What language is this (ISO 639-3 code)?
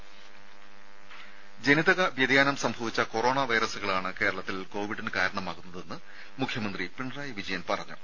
mal